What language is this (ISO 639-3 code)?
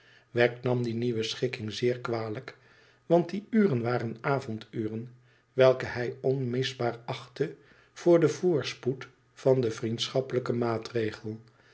nld